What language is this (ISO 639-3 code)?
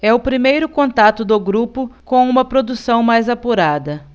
por